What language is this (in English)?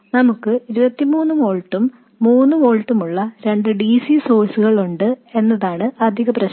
Malayalam